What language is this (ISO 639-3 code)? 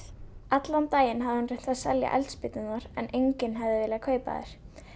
isl